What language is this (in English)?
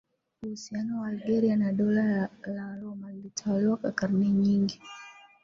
Swahili